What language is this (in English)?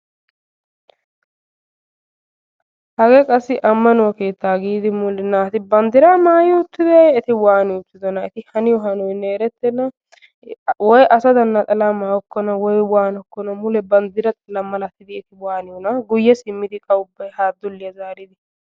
Wolaytta